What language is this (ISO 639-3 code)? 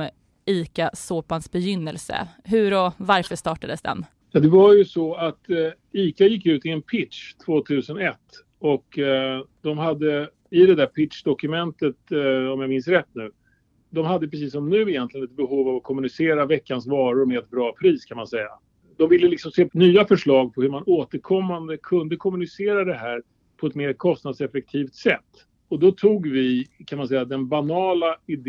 swe